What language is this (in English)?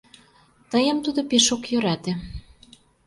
Mari